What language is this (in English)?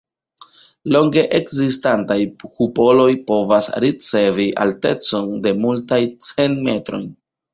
Esperanto